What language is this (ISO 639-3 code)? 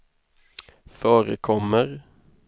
swe